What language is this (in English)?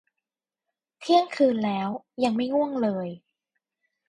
Thai